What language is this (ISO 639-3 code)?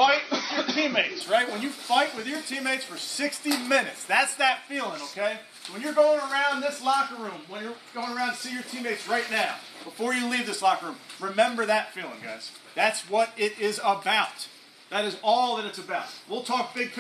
fra